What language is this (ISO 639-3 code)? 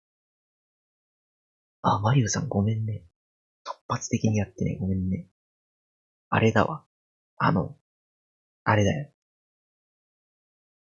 jpn